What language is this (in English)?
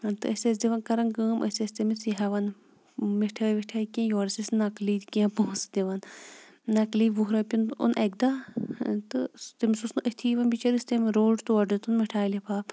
Kashmiri